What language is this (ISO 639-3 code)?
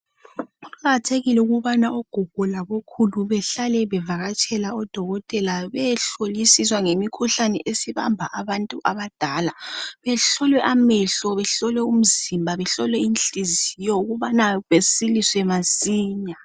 nde